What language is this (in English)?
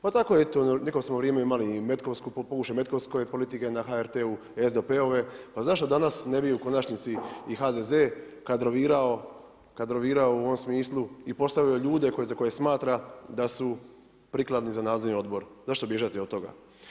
Croatian